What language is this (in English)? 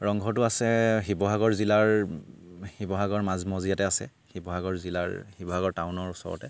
Assamese